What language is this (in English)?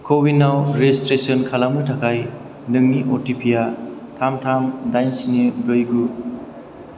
Bodo